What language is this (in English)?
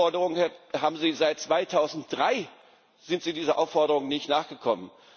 German